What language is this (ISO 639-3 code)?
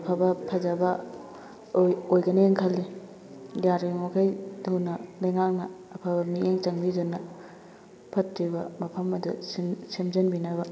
mni